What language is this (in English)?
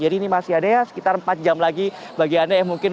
Indonesian